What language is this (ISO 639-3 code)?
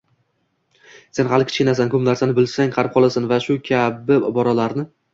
uzb